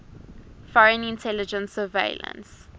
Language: English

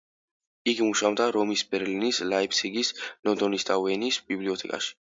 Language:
Georgian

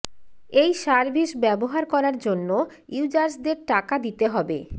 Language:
Bangla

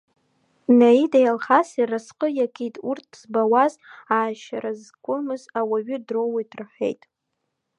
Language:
Abkhazian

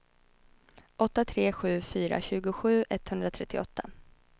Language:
Swedish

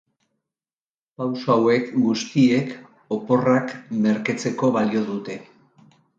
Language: Basque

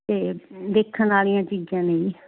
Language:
Punjabi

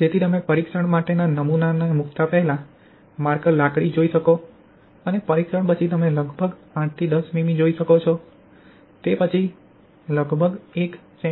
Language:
Gujarati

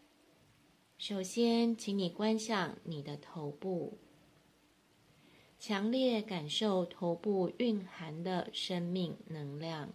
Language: Chinese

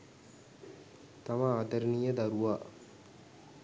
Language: Sinhala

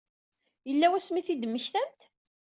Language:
Kabyle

